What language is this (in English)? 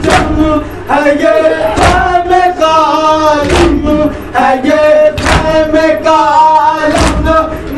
Turkish